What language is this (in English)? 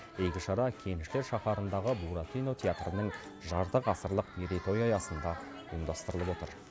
Kazakh